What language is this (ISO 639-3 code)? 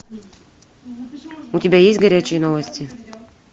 rus